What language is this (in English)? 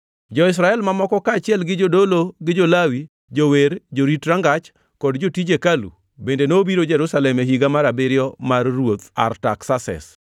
Luo (Kenya and Tanzania)